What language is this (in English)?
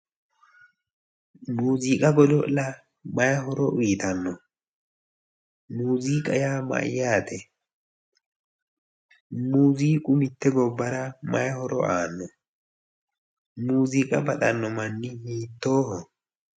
Sidamo